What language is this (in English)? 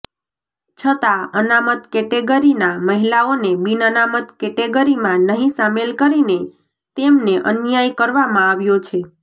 Gujarati